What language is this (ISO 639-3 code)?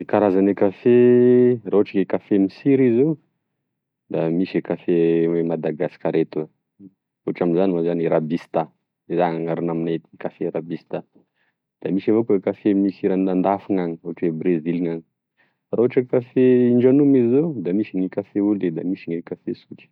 tkg